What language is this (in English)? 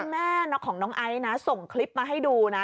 Thai